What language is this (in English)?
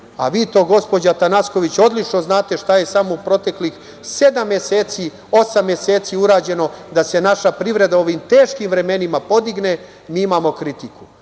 Serbian